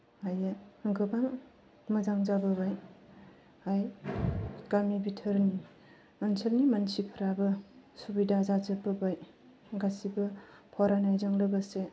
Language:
Bodo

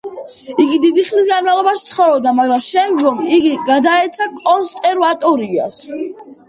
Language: Georgian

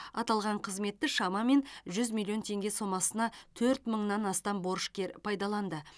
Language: Kazakh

